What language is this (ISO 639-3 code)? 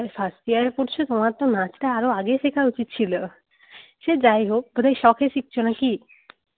ben